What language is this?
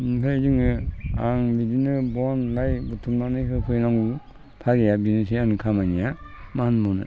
Bodo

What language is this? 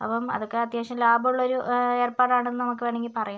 Malayalam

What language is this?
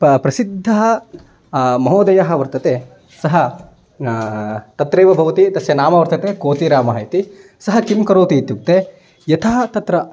Sanskrit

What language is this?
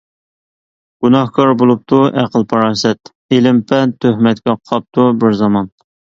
Uyghur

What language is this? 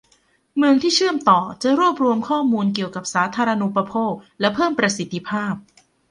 Thai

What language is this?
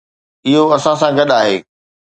Sindhi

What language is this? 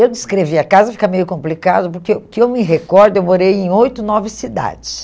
Portuguese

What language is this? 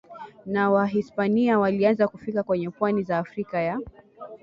Swahili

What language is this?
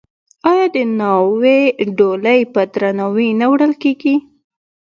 Pashto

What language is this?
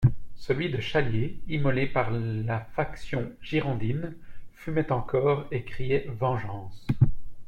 French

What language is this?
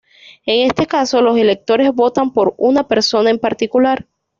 Spanish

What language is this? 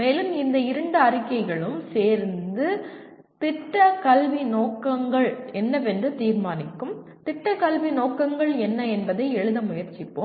Tamil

